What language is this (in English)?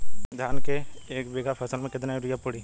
Bhojpuri